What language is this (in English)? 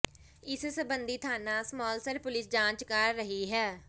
Punjabi